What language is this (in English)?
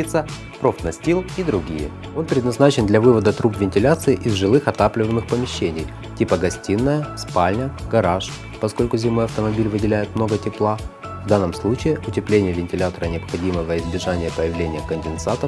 Russian